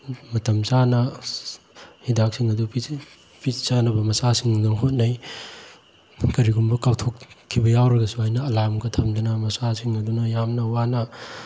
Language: Manipuri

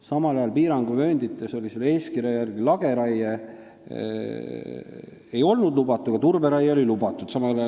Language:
Estonian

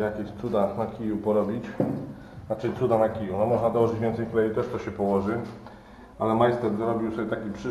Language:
Polish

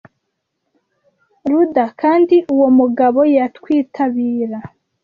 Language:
Kinyarwanda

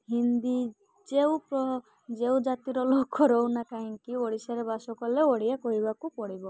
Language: Odia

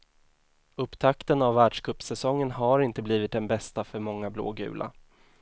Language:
Swedish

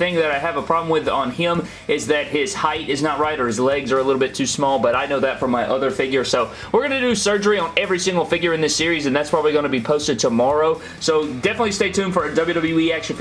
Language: English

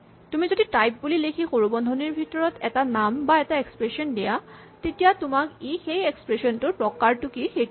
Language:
Assamese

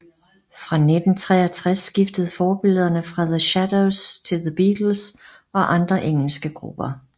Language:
Danish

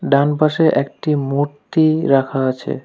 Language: Bangla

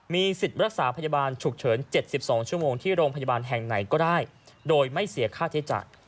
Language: Thai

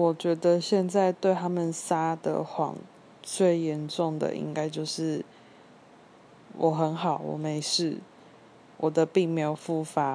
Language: Chinese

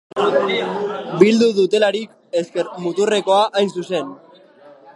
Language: Basque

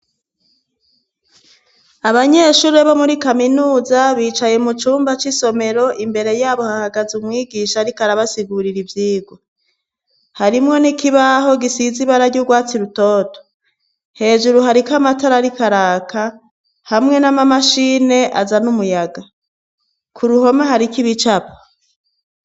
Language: Rundi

